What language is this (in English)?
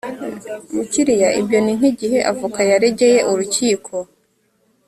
Kinyarwanda